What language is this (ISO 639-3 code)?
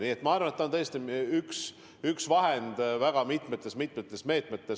est